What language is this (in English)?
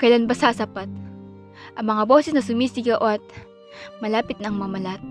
Filipino